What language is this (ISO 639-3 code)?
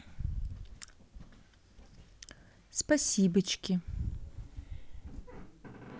rus